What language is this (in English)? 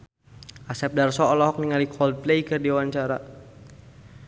Sundanese